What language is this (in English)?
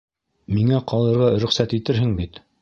Bashkir